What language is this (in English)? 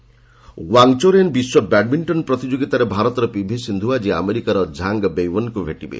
Odia